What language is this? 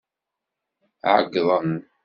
Kabyle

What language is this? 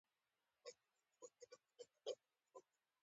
Pashto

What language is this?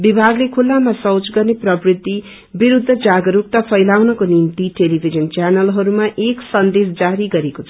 Nepali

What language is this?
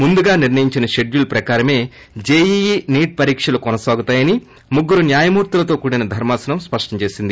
Telugu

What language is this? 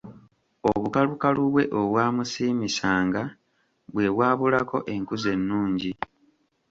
Ganda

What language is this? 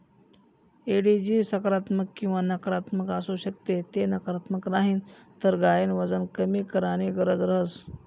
Marathi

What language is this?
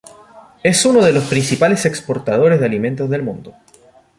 Spanish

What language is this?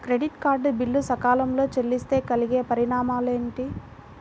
Telugu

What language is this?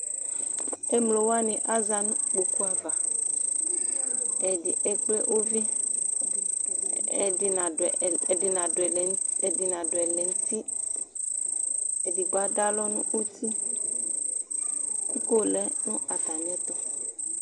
Ikposo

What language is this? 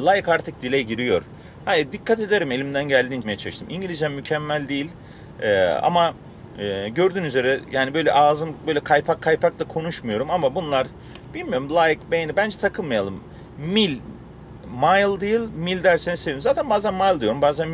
Turkish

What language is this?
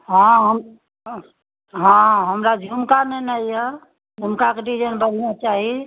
Maithili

